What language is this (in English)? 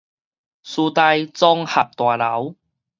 Min Nan Chinese